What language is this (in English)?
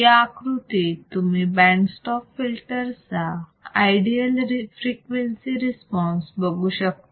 Marathi